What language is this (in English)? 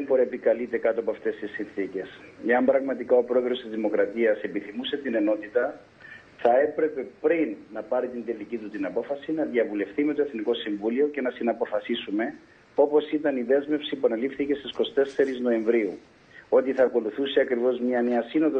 Greek